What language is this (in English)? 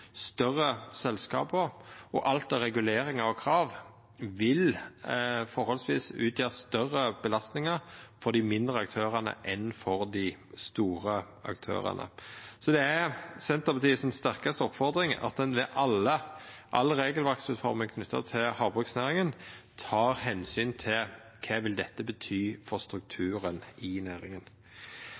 Norwegian Nynorsk